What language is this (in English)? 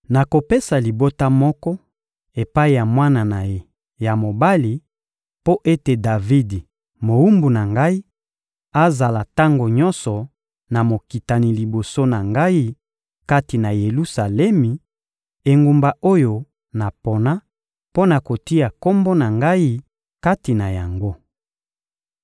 Lingala